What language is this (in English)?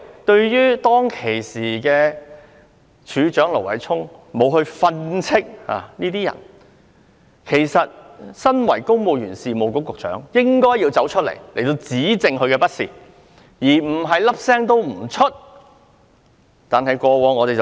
Cantonese